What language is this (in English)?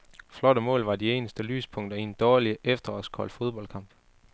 Danish